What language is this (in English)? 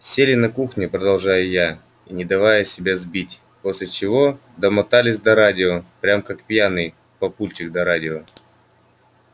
Russian